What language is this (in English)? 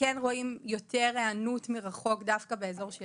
Hebrew